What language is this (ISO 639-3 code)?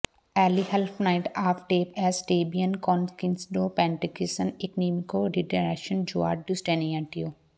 pan